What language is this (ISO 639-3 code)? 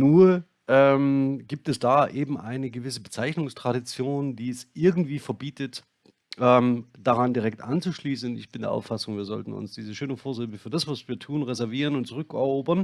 deu